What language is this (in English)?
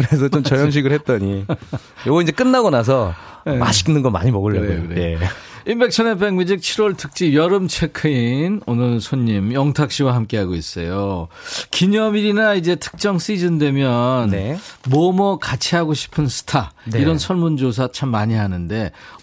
Korean